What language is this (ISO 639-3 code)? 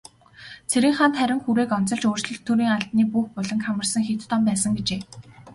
mon